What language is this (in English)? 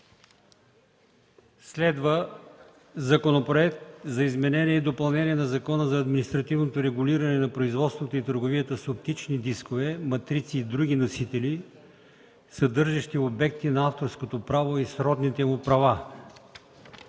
Bulgarian